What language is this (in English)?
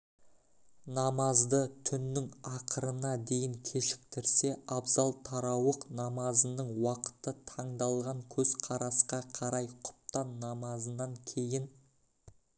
Kazakh